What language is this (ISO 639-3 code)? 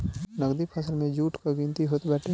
bho